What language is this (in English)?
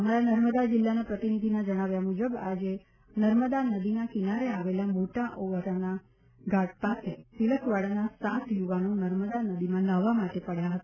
Gujarati